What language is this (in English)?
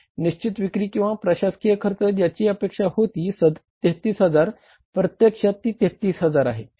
Marathi